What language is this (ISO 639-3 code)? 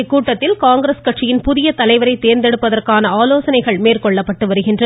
tam